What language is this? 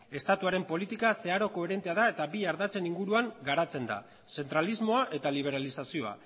Basque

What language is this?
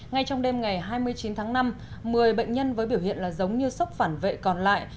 Vietnamese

